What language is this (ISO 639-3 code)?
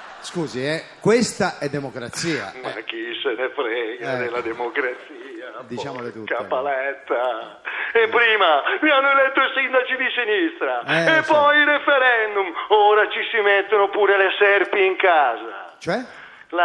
ita